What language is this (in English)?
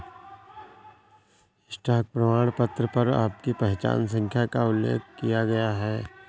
Hindi